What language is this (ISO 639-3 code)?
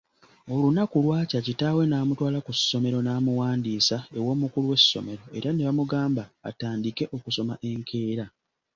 lug